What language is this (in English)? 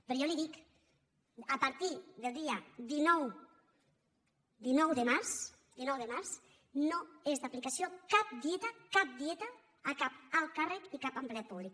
Catalan